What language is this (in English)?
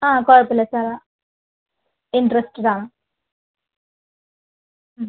Malayalam